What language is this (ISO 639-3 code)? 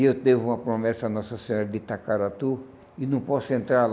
por